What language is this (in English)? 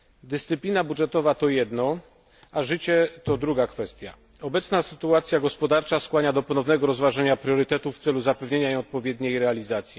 Polish